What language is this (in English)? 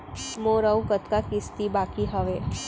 Chhattisgarhi